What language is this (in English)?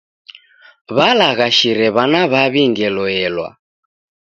Taita